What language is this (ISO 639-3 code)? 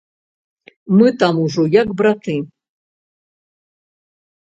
bel